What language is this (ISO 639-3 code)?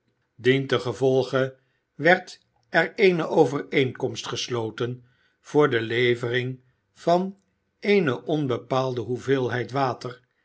nld